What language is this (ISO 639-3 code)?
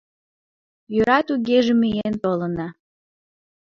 chm